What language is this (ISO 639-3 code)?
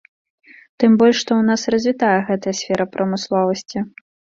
bel